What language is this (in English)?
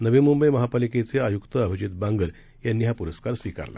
Marathi